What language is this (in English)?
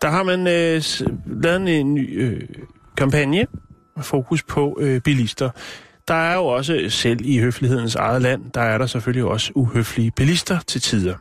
Danish